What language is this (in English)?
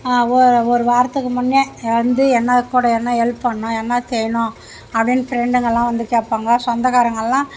Tamil